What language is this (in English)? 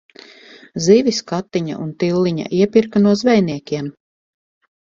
Latvian